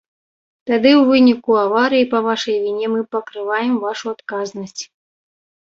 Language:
Belarusian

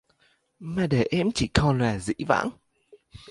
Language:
Vietnamese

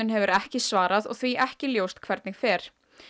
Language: Icelandic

